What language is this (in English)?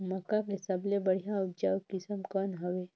Chhattisgarhi